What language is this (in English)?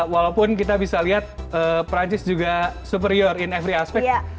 Indonesian